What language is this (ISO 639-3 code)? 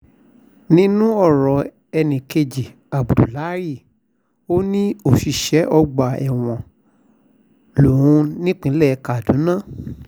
yor